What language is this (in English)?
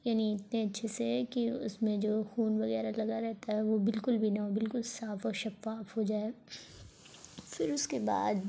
Urdu